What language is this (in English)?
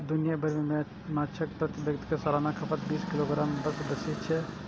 Maithili